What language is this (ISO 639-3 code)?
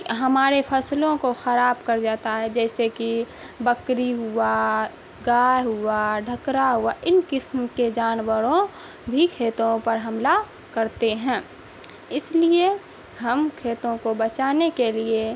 urd